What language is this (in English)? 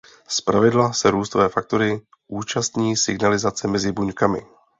Czech